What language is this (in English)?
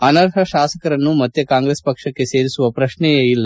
Kannada